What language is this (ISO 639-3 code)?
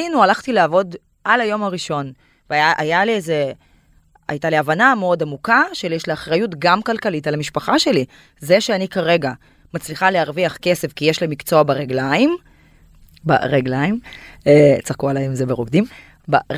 heb